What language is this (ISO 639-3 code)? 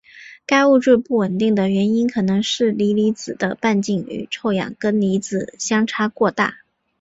zho